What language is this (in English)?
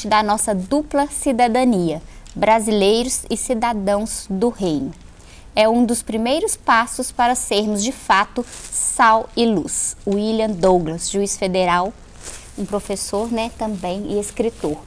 Portuguese